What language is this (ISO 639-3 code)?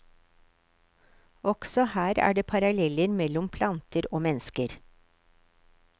nor